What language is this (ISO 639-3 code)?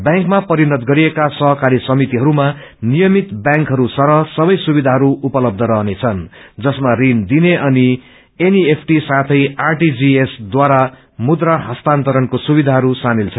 nep